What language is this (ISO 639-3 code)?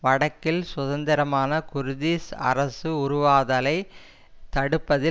tam